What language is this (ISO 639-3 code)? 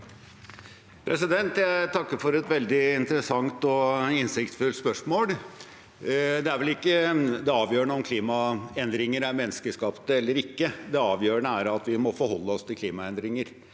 nor